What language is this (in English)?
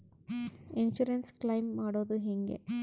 Kannada